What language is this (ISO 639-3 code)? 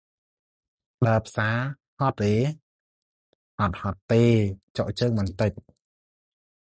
khm